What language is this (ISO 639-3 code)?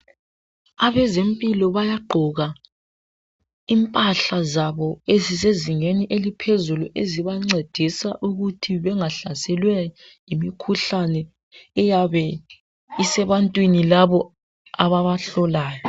nde